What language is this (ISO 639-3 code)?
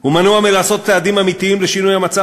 heb